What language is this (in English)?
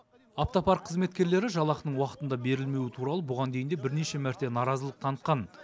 Kazakh